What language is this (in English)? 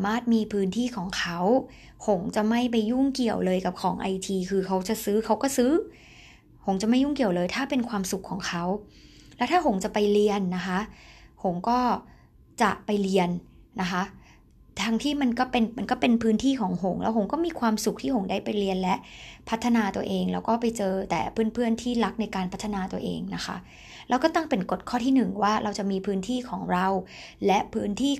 Thai